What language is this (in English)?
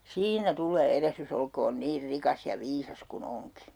Finnish